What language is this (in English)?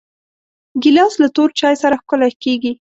Pashto